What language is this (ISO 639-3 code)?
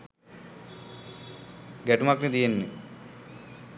sin